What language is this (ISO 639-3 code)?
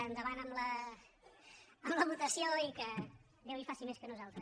cat